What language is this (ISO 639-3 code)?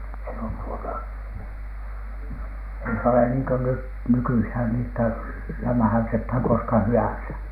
fin